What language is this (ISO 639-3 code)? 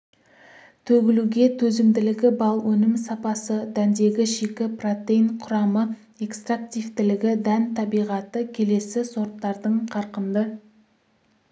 kaz